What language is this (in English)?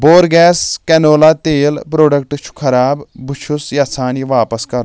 Kashmiri